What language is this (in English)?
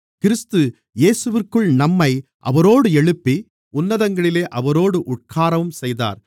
Tamil